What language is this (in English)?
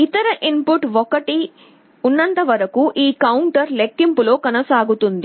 Telugu